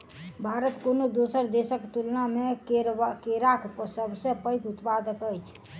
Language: Maithili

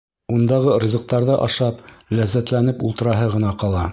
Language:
Bashkir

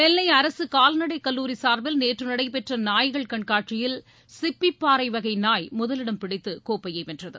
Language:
Tamil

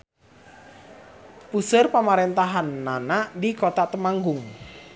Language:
Sundanese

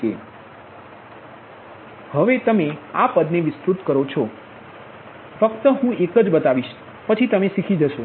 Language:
Gujarati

